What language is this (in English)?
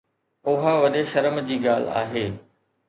Sindhi